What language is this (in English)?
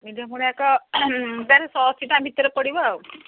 Odia